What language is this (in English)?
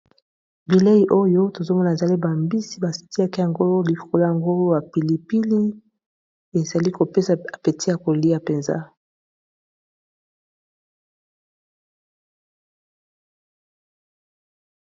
Lingala